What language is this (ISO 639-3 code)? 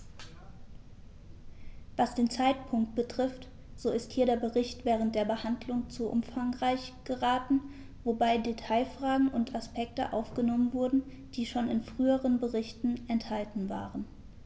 deu